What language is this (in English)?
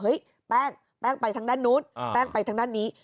Thai